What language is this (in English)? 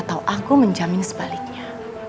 Indonesian